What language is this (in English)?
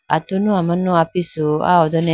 Idu-Mishmi